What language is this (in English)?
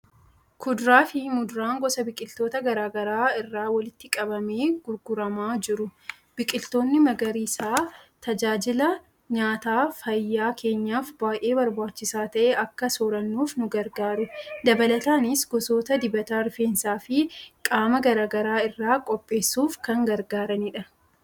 Oromo